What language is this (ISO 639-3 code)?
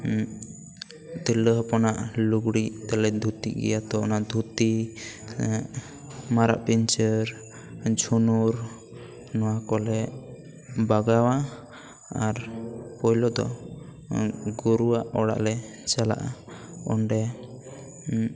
sat